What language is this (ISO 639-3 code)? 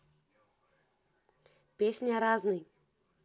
rus